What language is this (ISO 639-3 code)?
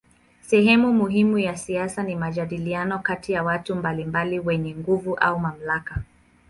swa